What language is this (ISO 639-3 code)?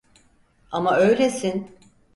tur